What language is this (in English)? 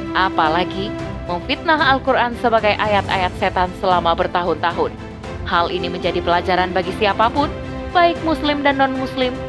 Indonesian